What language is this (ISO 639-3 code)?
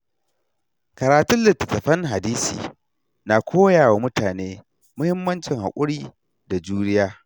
hau